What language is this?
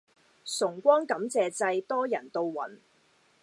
Cantonese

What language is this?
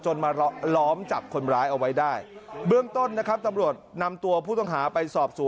Thai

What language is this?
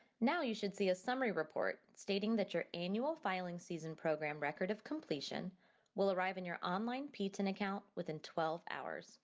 English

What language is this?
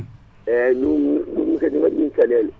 Fula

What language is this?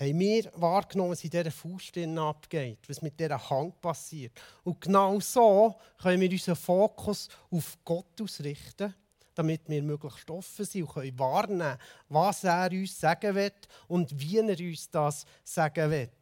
German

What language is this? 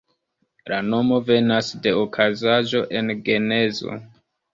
Esperanto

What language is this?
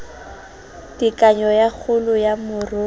Southern Sotho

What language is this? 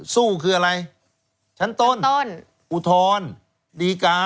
Thai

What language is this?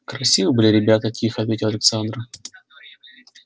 Russian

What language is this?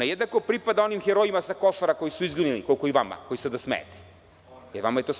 Serbian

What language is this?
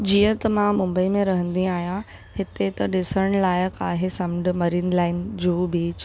Sindhi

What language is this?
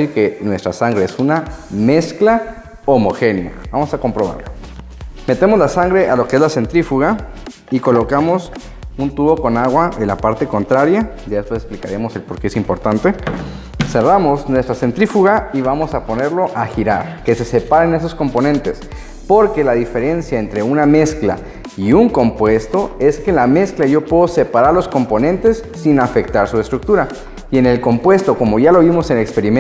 Spanish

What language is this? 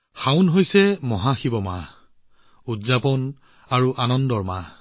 Assamese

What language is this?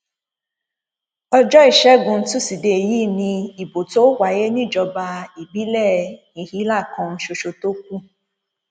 Yoruba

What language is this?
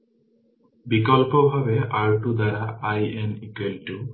Bangla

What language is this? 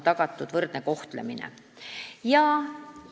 Estonian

